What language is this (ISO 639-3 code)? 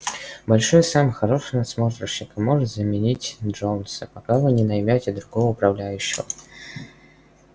rus